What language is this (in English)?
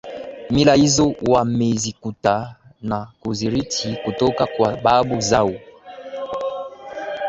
Swahili